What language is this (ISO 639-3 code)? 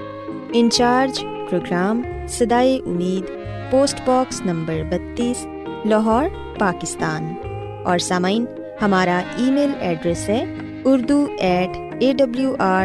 urd